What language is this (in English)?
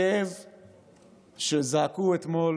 Hebrew